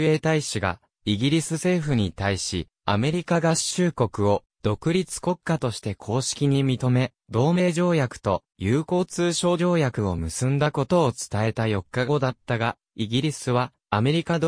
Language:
Japanese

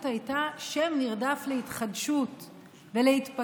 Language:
Hebrew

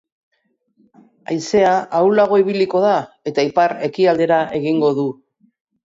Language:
Basque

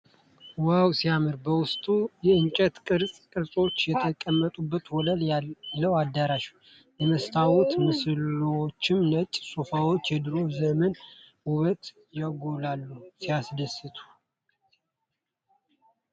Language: Amharic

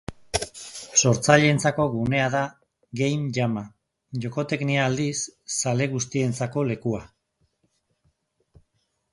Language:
Basque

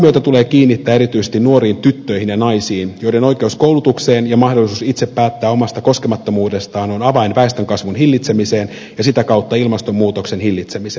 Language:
Finnish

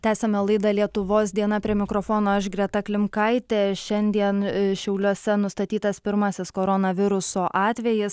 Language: Lithuanian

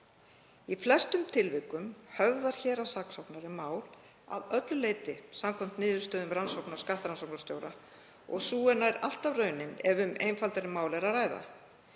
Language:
Icelandic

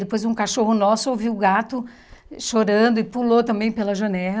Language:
Portuguese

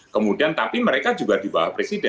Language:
Indonesian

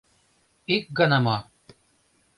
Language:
Mari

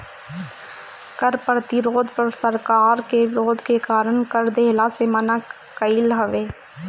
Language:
Bhojpuri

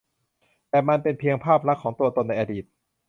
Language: Thai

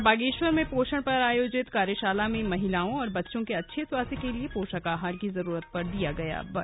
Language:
Hindi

